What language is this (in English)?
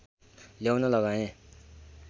Nepali